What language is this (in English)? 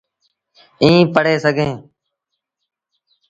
Sindhi Bhil